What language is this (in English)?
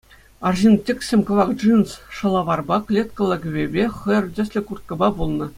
Chuvash